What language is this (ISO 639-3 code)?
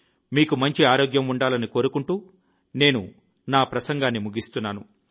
tel